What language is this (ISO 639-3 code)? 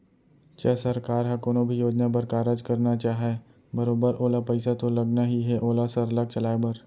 hne